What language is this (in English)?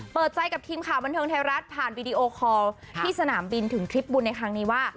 Thai